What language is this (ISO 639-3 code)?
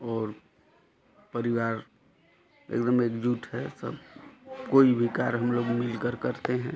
hin